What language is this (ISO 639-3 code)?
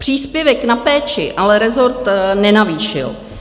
ces